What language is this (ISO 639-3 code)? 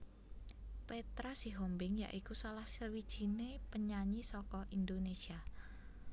jav